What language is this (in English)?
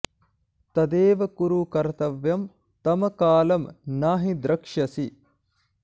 Sanskrit